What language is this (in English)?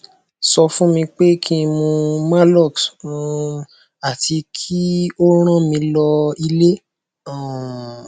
Yoruba